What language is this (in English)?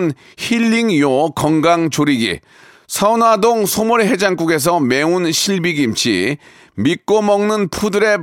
Korean